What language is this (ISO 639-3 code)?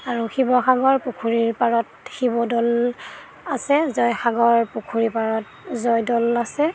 asm